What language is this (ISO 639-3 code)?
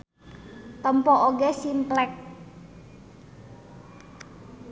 sun